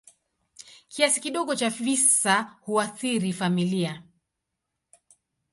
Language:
Swahili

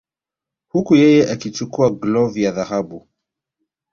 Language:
Swahili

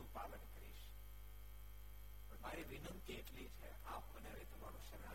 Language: Gujarati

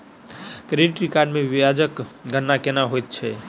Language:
Maithili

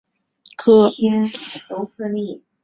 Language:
Chinese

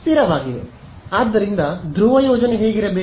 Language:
Kannada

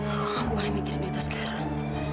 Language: Indonesian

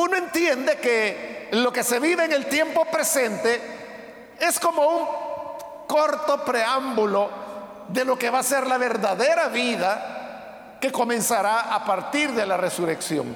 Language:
Spanish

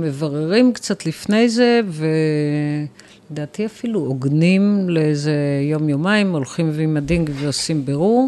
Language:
Hebrew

